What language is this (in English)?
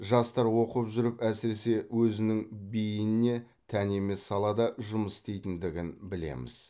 Kazakh